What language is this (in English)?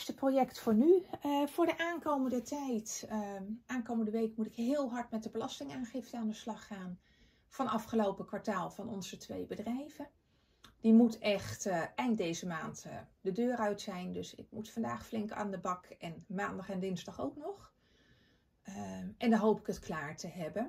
Dutch